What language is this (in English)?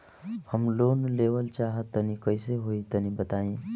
Bhojpuri